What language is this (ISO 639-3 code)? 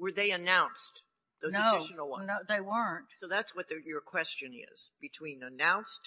eng